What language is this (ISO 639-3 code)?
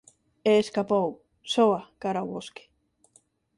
glg